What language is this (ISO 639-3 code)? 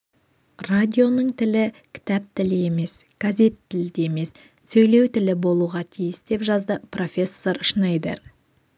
kaz